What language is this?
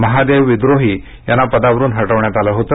Marathi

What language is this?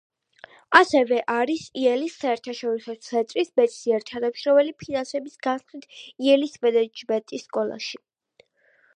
Georgian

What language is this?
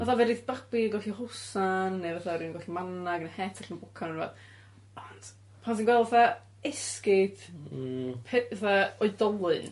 Welsh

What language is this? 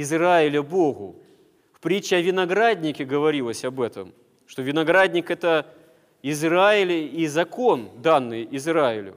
Russian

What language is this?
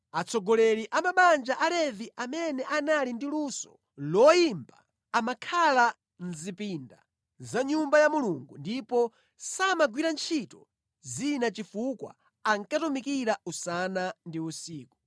Nyanja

